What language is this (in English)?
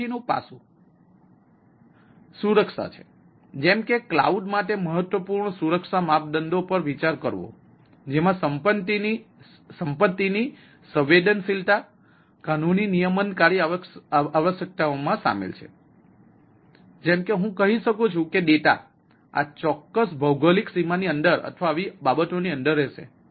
Gujarati